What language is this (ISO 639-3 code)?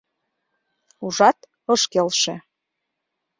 chm